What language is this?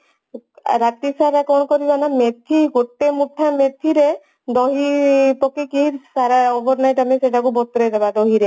Odia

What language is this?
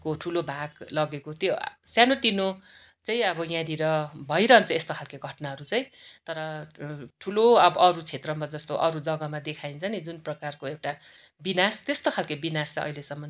Nepali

